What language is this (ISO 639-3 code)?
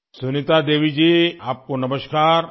urd